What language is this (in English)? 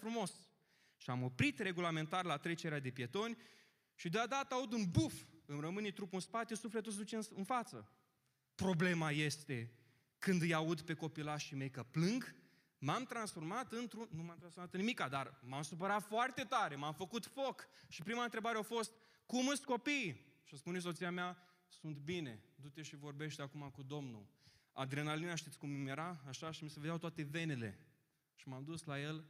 Romanian